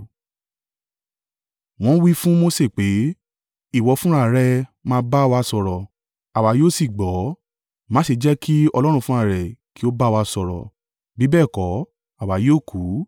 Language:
Yoruba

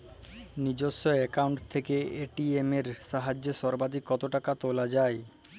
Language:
Bangla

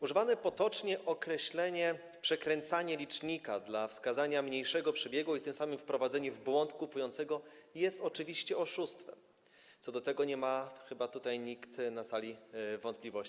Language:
Polish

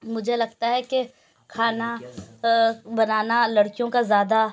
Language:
Urdu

